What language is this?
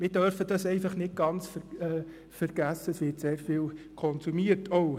Swiss German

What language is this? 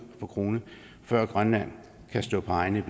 Danish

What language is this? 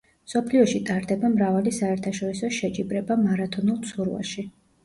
Georgian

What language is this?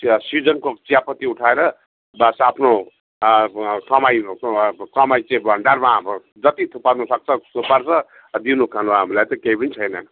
Nepali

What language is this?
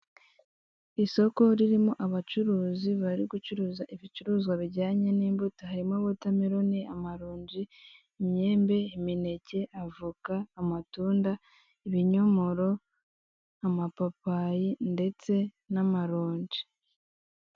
Kinyarwanda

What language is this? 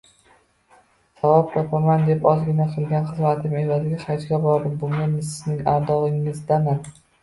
Uzbek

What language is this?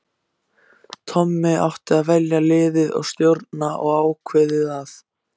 Icelandic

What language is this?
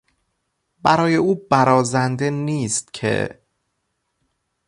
Persian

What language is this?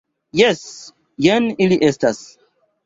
Esperanto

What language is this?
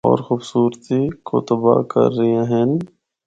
Northern Hindko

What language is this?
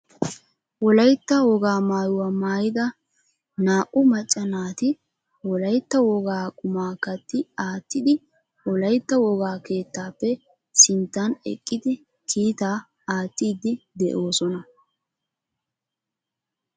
Wolaytta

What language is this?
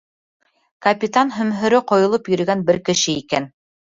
Bashkir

